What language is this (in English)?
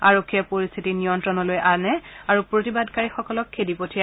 Assamese